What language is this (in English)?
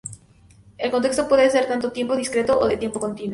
Spanish